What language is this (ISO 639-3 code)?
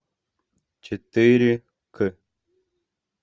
rus